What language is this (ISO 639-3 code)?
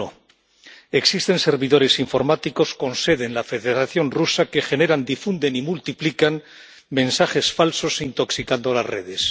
spa